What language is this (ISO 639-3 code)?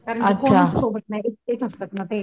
mar